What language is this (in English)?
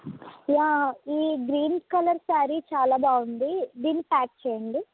Telugu